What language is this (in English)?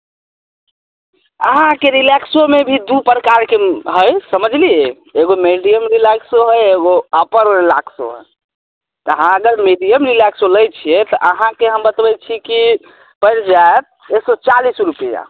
Maithili